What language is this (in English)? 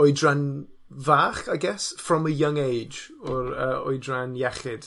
Welsh